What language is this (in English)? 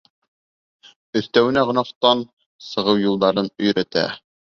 Bashkir